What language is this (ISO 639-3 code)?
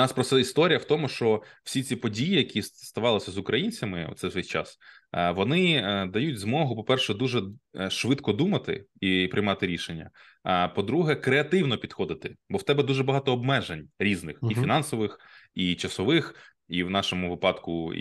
ukr